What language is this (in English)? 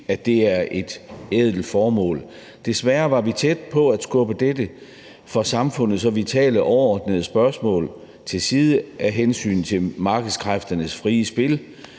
Danish